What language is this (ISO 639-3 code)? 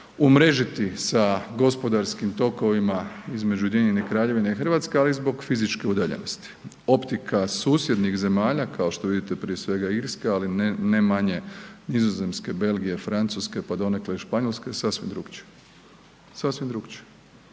hrv